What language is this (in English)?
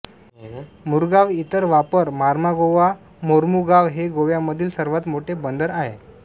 Marathi